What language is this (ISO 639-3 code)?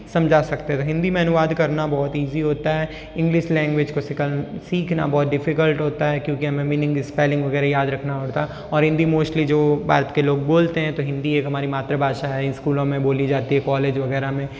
hin